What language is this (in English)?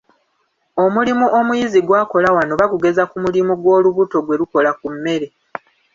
Ganda